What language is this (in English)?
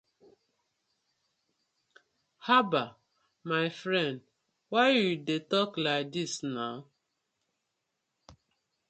Nigerian Pidgin